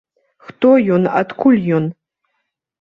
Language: Belarusian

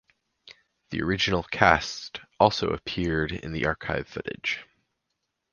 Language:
English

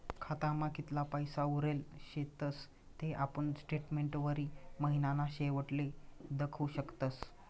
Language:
Marathi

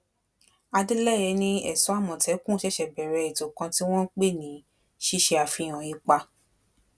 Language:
Yoruba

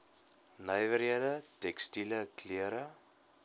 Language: Afrikaans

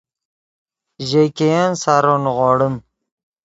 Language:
Yidgha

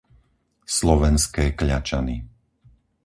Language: Slovak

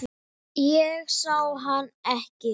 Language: Icelandic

